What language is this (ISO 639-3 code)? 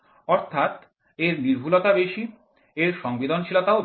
ben